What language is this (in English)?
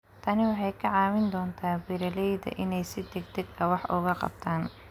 Somali